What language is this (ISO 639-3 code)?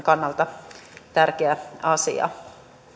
fin